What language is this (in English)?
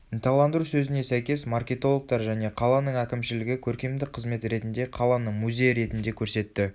Kazakh